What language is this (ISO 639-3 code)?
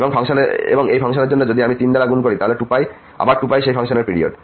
ben